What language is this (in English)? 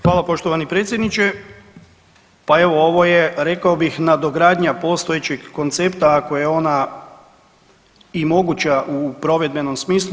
Croatian